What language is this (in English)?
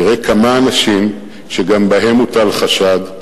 Hebrew